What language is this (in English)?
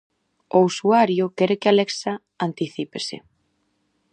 Galician